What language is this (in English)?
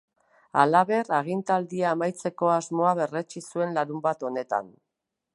Basque